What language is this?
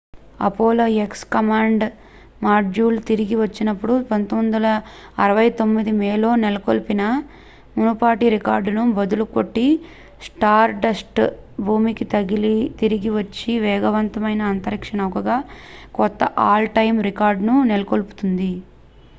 Telugu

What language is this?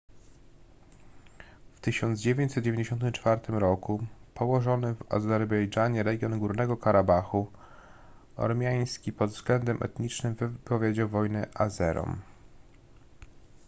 Polish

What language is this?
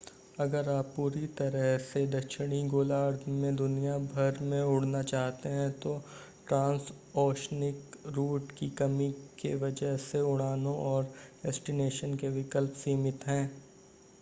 Hindi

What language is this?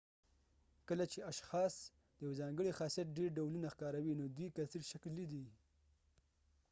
Pashto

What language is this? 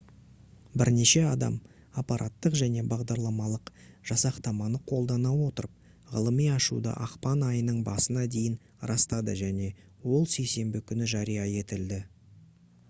Kazakh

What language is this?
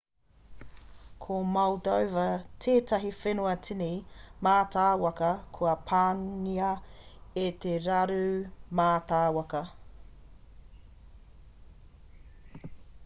Māori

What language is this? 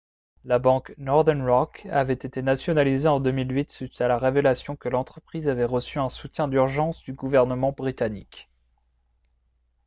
French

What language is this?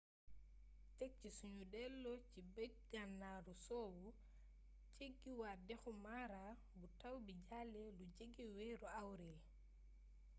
Wolof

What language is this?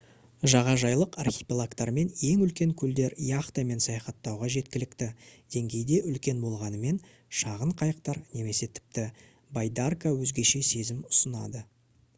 Kazakh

